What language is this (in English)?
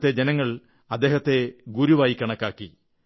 Malayalam